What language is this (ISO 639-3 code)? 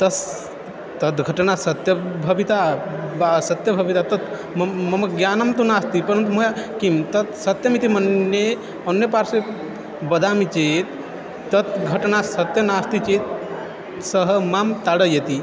san